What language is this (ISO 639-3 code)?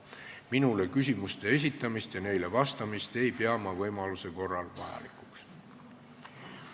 est